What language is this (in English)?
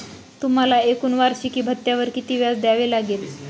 Marathi